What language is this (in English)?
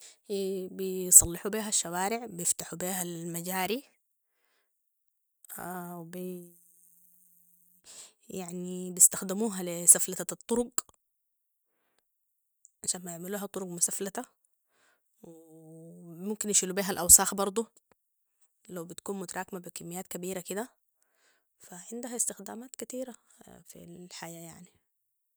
Sudanese Arabic